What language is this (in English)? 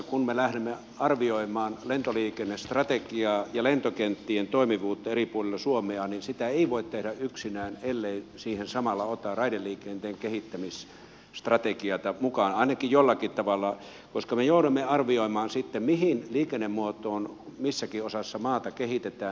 Finnish